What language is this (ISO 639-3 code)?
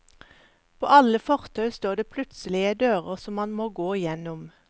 nor